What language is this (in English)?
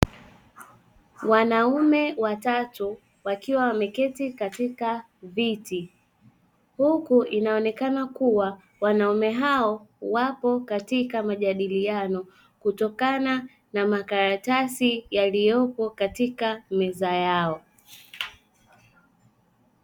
Swahili